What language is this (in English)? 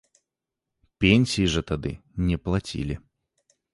Belarusian